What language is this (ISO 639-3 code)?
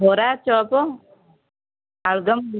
ori